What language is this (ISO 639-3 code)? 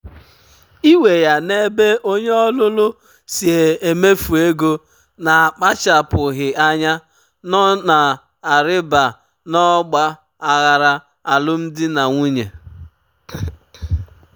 ibo